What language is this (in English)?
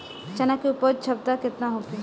Bhojpuri